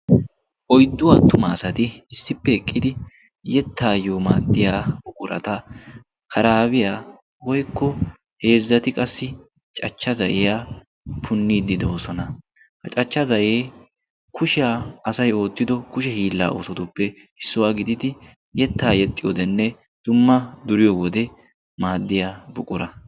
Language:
Wolaytta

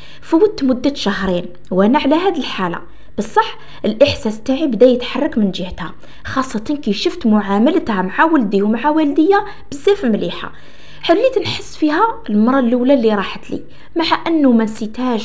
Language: Arabic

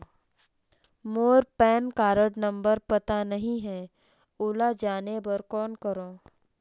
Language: Chhattisgarhi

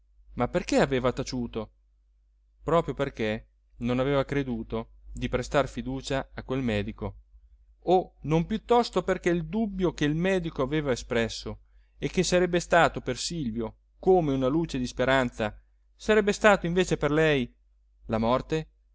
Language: Italian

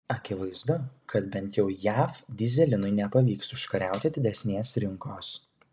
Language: Lithuanian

